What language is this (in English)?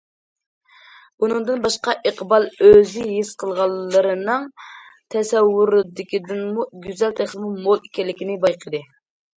Uyghur